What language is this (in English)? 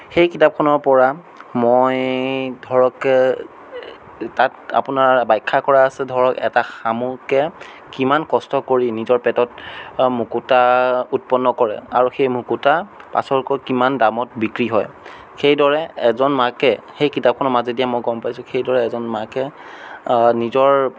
Assamese